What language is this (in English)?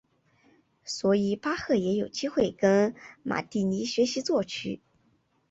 Chinese